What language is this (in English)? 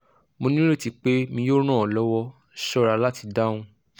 Yoruba